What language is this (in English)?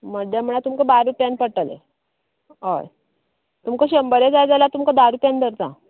Konkani